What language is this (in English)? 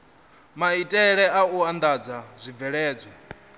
Venda